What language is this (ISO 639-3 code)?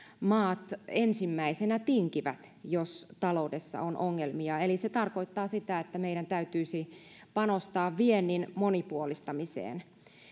fin